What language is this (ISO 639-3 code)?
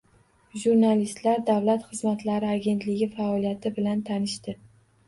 uzb